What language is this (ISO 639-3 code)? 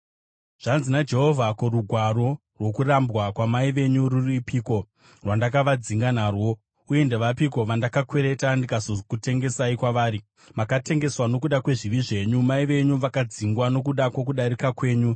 sna